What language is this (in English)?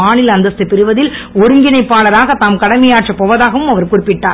Tamil